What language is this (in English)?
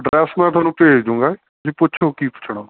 Punjabi